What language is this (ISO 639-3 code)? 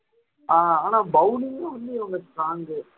tam